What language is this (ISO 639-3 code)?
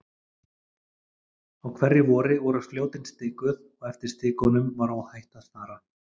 isl